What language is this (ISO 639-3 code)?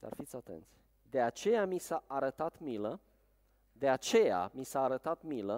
ron